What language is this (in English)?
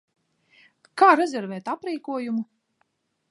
Latvian